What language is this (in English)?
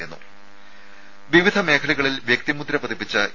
Malayalam